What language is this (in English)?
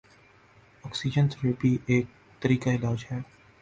Urdu